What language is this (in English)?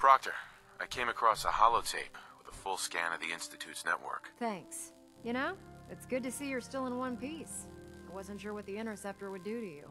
Turkish